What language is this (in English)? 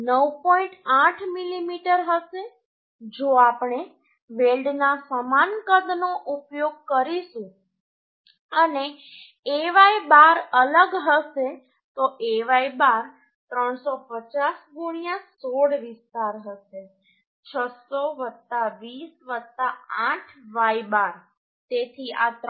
Gujarati